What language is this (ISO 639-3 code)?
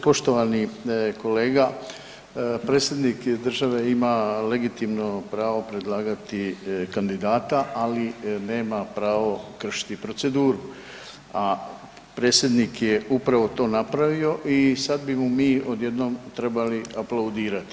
hrv